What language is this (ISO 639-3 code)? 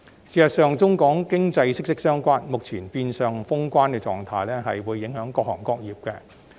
yue